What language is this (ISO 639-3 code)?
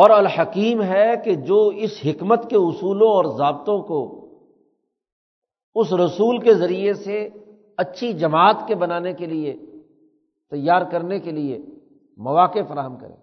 urd